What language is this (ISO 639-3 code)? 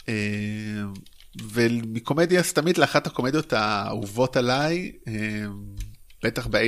heb